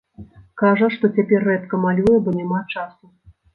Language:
Belarusian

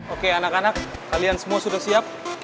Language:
Indonesian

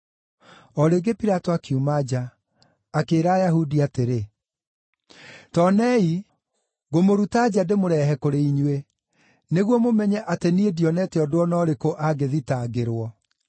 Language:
Kikuyu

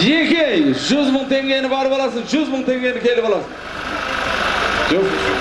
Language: Dutch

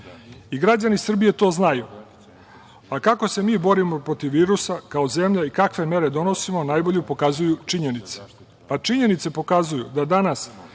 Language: Serbian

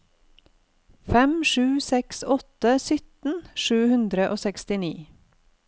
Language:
Norwegian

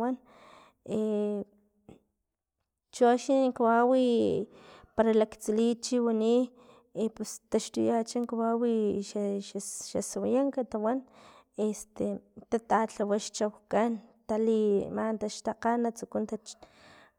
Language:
Filomena Mata-Coahuitlán Totonac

